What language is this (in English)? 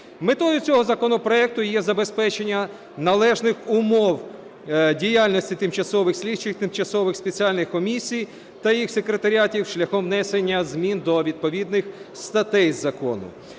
Ukrainian